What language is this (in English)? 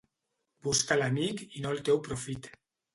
Catalan